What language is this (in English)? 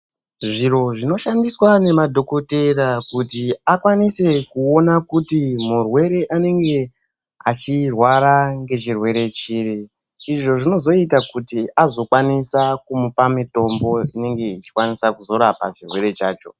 Ndau